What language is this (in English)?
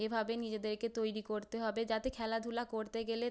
Bangla